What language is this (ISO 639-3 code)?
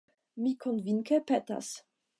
epo